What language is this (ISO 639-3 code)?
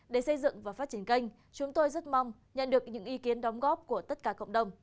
vie